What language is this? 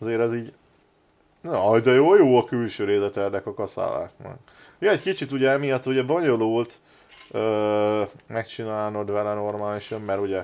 Hungarian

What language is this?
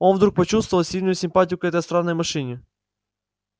Russian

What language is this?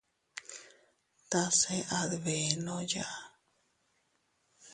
Teutila Cuicatec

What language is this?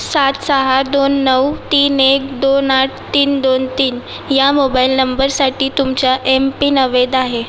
Marathi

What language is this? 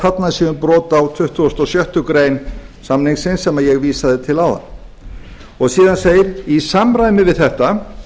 Icelandic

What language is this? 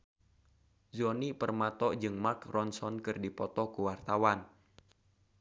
Sundanese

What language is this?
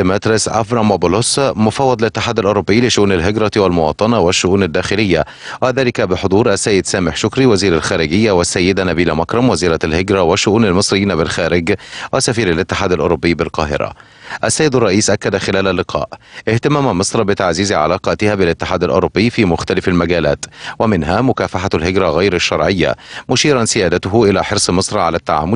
Arabic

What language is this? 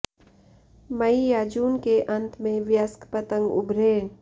Hindi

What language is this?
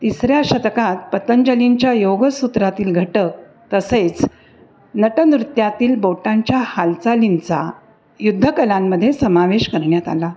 Marathi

